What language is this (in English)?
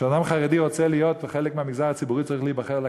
Hebrew